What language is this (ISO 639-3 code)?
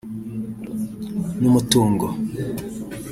kin